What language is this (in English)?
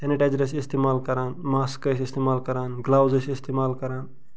Kashmiri